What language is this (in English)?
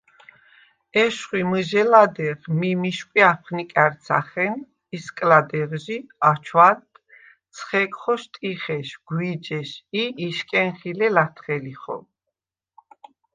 Svan